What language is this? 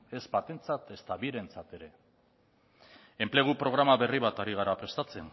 Basque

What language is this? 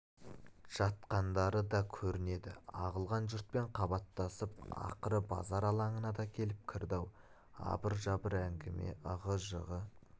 Kazakh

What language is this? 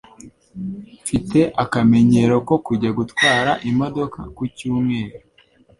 Kinyarwanda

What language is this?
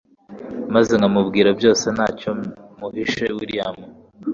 Kinyarwanda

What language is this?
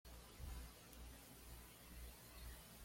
Spanish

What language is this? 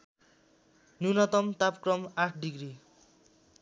Nepali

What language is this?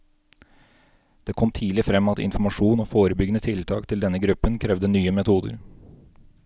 Norwegian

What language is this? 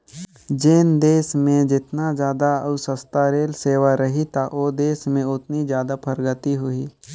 Chhattisgarhi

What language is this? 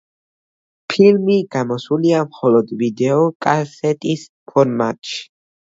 Georgian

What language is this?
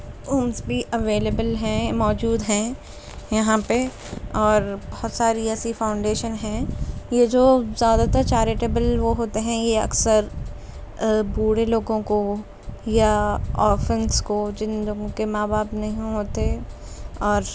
Urdu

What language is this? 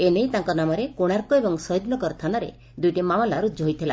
Odia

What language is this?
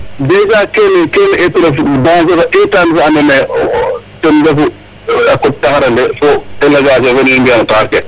Serer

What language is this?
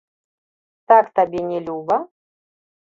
Belarusian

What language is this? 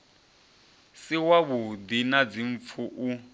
Venda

